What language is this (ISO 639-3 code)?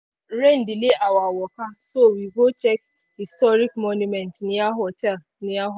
pcm